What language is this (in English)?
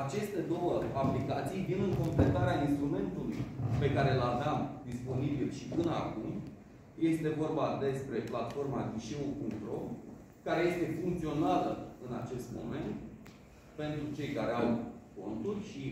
Romanian